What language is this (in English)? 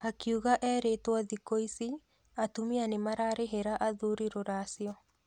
Kikuyu